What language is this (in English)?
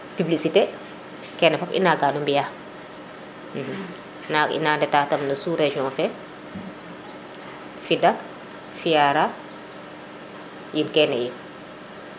Serer